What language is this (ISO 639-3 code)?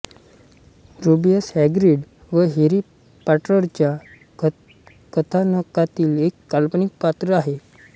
mar